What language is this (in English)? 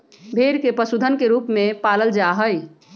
Magahi